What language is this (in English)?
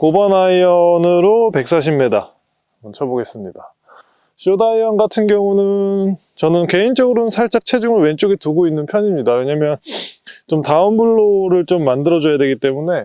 Korean